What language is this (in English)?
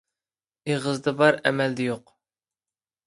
Uyghur